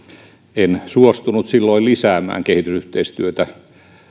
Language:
Finnish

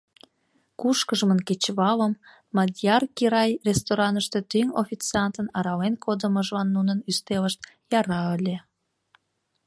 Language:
Mari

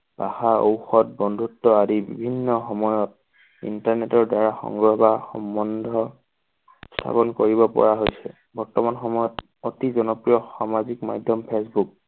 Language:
Assamese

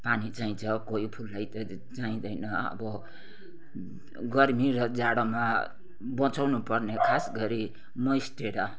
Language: Nepali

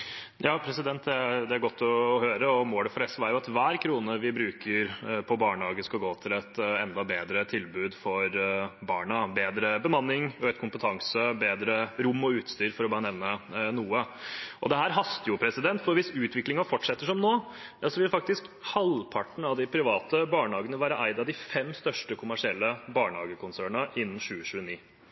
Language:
Norwegian Bokmål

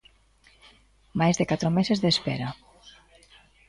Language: Galician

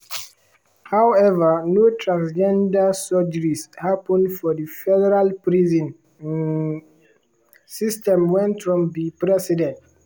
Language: Nigerian Pidgin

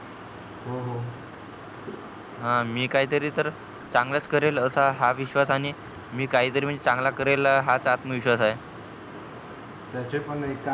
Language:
Marathi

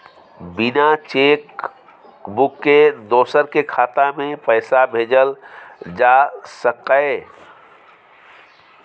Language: Maithili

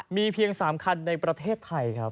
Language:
Thai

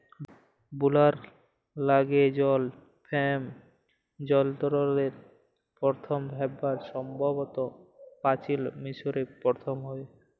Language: Bangla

